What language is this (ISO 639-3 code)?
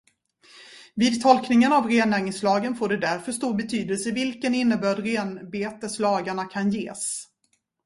swe